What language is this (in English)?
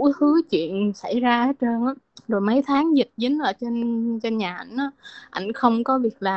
Vietnamese